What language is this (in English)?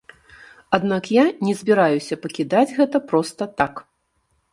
Belarusian